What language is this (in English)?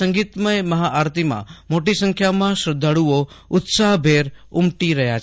Gujarati